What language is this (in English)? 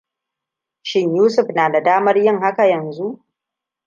Hausa